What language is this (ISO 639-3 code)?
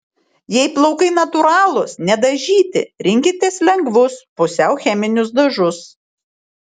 lit